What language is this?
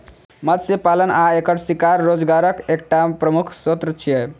Maithili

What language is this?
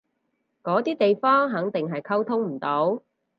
Cantonese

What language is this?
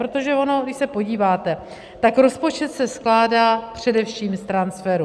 Czech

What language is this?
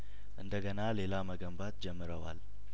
Amharic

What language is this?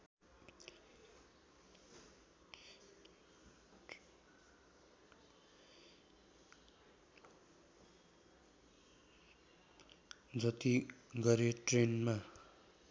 Nepali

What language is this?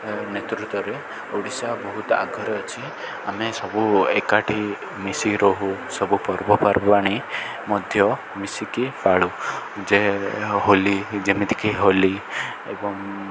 Odia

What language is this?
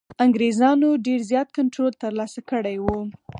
Pashto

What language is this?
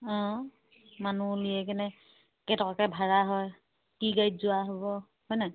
Assamese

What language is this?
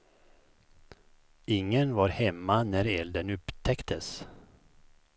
Swedish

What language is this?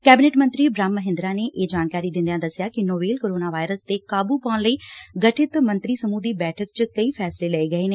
Punjabi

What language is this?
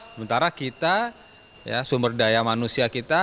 Indonesian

